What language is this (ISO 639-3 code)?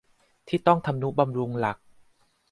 tha